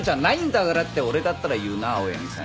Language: Japanese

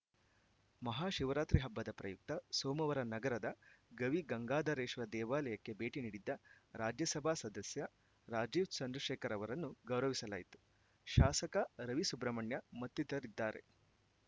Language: Kannada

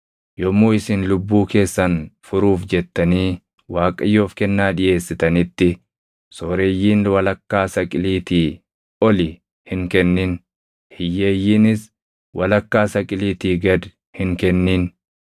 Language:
Oromo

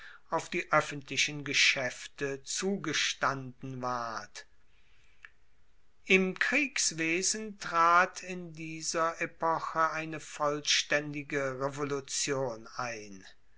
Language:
German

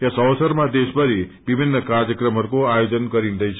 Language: Nepali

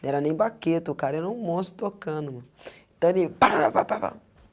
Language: Portuguese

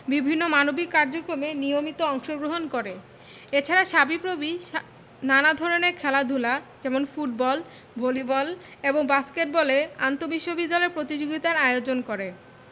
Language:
Bangla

